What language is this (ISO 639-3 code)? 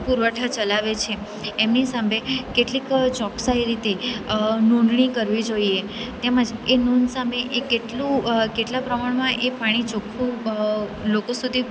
guj